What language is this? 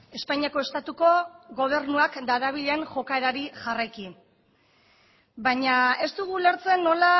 Basque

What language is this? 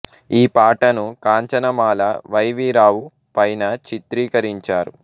Telugu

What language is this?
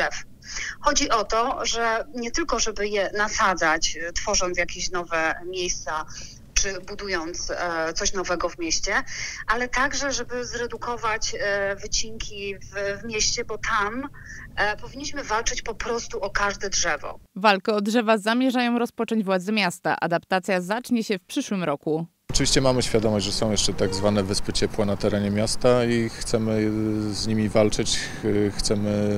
Polish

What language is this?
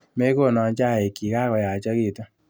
Kalenjin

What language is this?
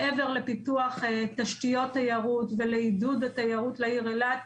Hebrew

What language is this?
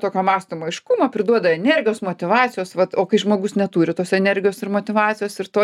Lithuanian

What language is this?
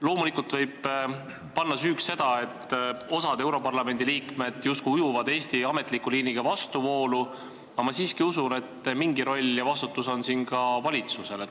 Estonian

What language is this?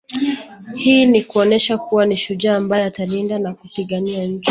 Swahili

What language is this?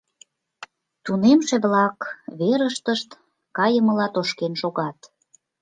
Mari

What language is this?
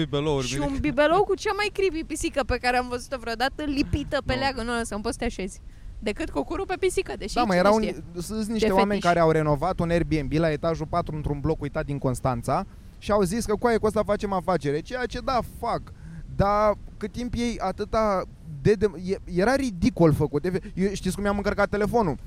Romanian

